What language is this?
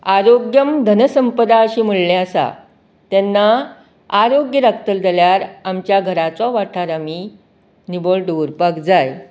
Konkani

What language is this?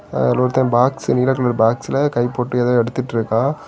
Tamil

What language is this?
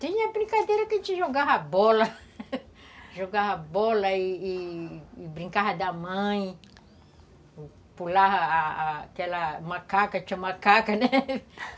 Portuguese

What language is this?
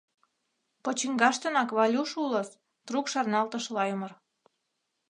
Mari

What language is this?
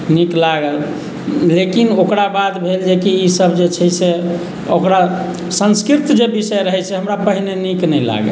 Maithili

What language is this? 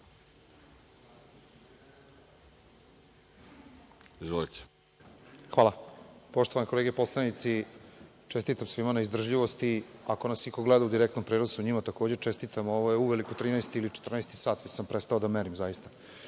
Serbian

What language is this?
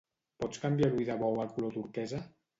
Catalan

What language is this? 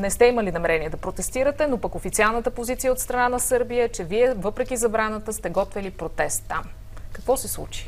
Bulgarian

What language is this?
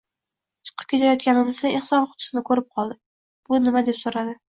Uzbek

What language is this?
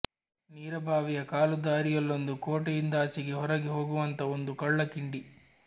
Kannada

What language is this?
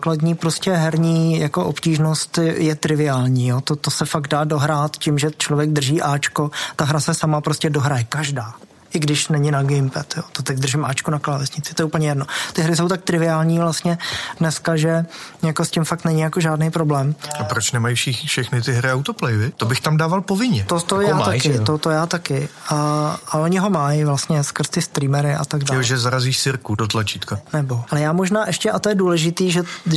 Czech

